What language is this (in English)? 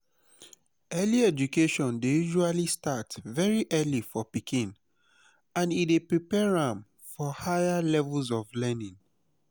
Nigerian Pidgin